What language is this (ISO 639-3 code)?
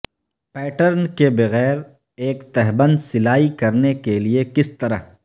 urd